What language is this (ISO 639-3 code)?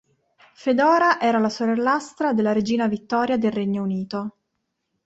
ita